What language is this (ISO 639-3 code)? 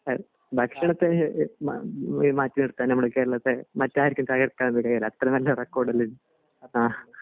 mal